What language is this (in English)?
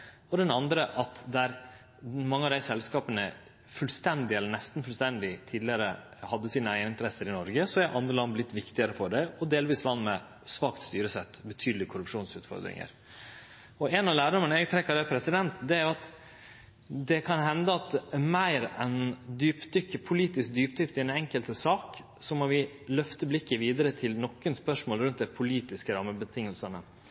Norwegian Nynorsk